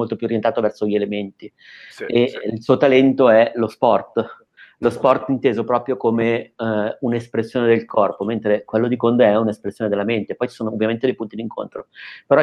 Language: Italian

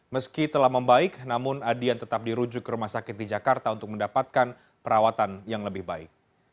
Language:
Indonesian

